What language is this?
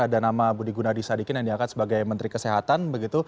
Indonesian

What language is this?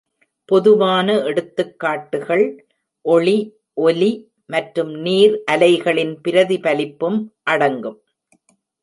Tamil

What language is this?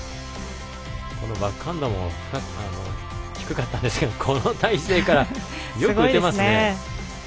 Japanese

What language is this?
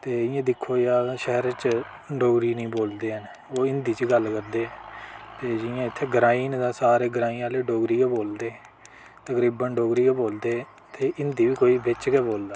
Dogri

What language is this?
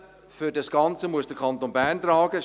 Swiss German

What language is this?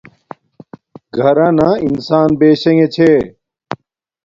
Domaaki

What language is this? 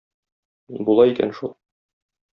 Tatar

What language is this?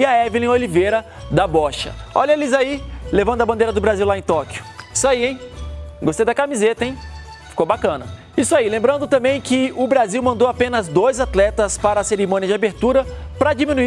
Portuguese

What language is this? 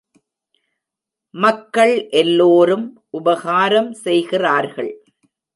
Tamil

